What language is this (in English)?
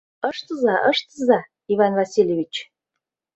Mari